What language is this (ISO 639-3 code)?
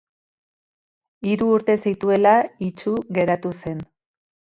eus